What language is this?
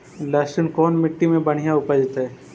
Magahi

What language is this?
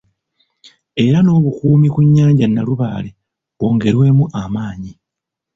Ganda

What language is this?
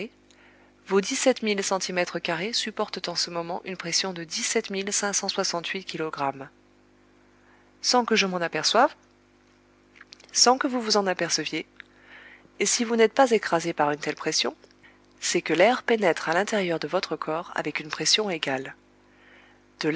French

